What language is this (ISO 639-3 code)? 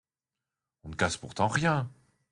fra